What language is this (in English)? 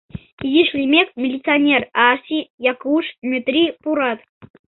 Mari